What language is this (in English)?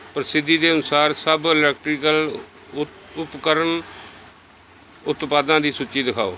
Punjabi